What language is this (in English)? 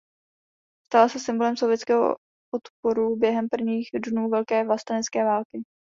Czech